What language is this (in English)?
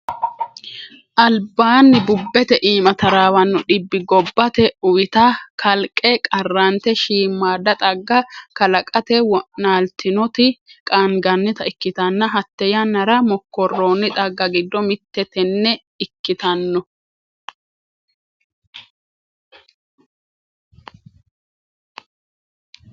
Sidamo